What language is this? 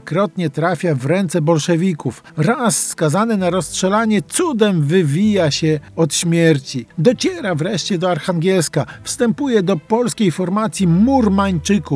Polish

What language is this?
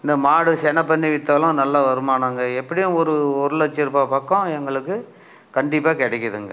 Tamil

